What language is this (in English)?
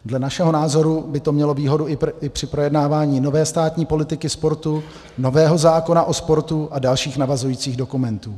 Czech